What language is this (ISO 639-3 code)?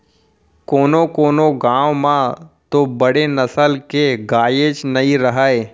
hne